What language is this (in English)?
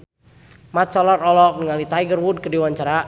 Sundanese